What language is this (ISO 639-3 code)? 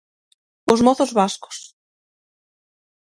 glg